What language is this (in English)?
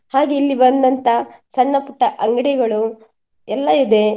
Kannada